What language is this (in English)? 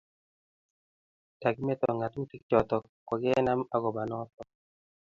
Kalenjin